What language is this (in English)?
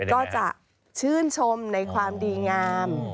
Thai